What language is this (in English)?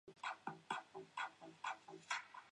Chinese